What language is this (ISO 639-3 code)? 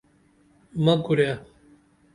dml